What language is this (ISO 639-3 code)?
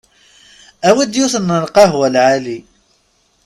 kab